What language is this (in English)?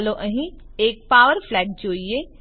Gujarati